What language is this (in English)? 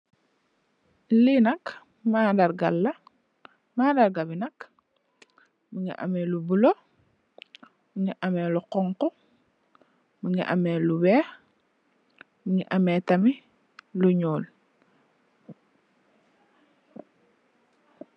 Wolof